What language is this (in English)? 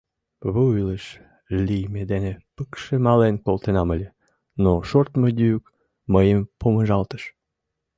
Mari